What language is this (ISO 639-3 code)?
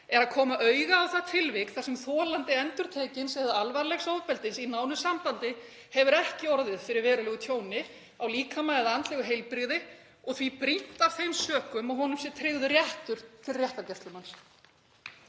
isl